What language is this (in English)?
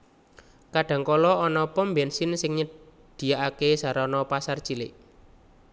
Javanese